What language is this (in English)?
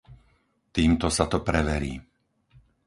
Slovak